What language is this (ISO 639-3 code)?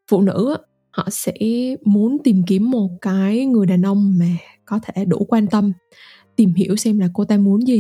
vie